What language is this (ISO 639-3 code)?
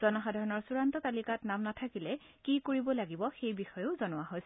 asm